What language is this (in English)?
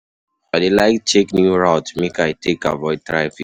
Nigerian Pidgin